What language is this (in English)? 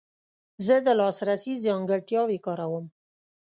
Pashto